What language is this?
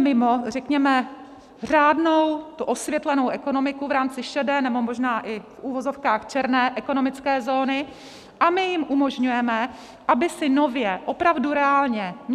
Czech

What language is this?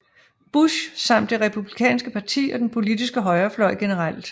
Danish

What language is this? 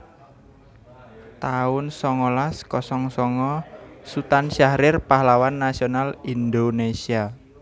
Javanese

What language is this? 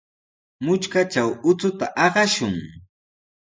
Sihuas Ancash Quechua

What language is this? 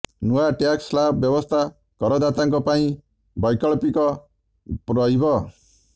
Odia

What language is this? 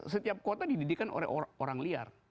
Indonesian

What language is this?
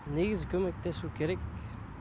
Kazakh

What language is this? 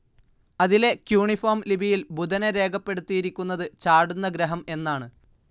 Malayalam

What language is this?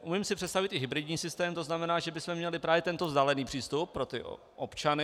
Czech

